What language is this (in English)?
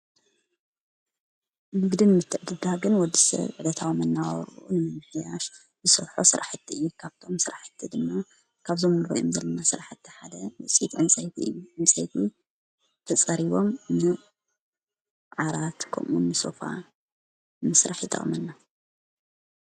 Tigrinya